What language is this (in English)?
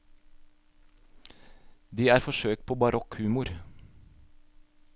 Norwegian